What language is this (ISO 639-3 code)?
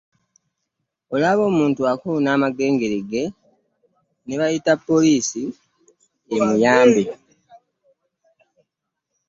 lug